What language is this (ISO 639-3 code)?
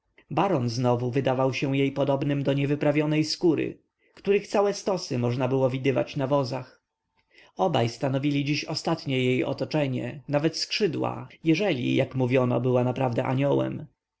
pol